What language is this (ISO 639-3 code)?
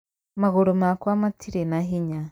kik